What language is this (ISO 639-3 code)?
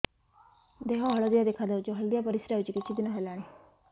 ori